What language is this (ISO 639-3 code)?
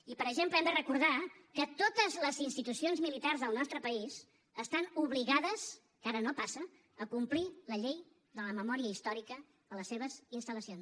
cat